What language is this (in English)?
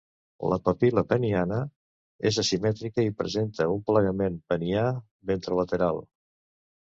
Catalan